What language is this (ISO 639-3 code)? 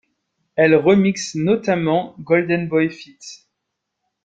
fra